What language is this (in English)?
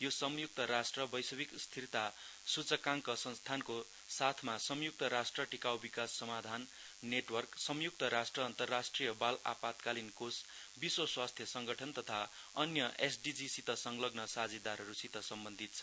Nepali